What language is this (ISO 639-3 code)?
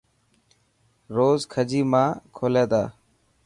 mki